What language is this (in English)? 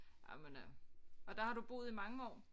Danish